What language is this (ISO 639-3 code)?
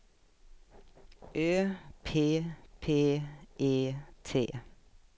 swe